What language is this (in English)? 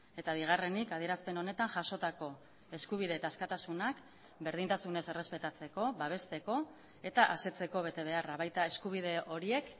Basque